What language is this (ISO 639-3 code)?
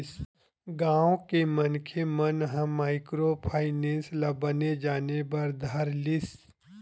hne